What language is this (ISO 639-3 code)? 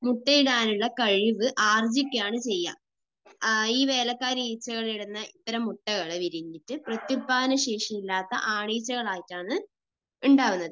mal